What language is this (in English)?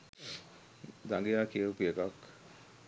Sinhala